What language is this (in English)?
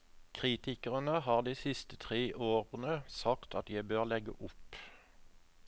Norwegian